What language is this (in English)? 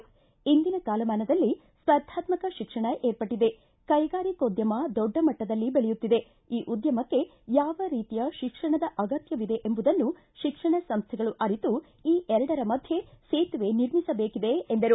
Kannada